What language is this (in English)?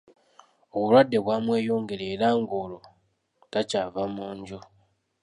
Ganda